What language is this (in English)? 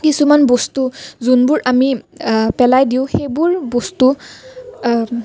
Assamese